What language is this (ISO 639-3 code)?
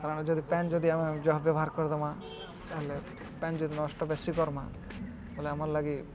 ori